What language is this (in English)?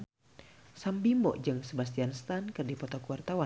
Sundanese